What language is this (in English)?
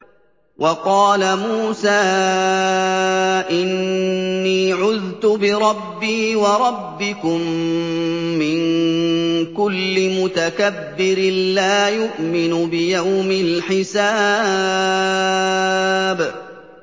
Arabic